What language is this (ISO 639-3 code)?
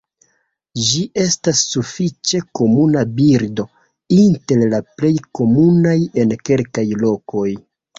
epo